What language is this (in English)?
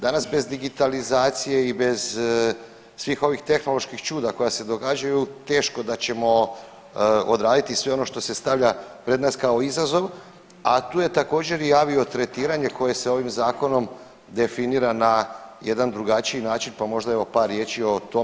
Croatian